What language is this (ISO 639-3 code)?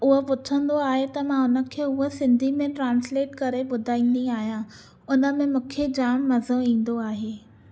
snd